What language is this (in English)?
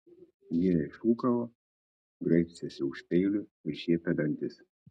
Lithuanian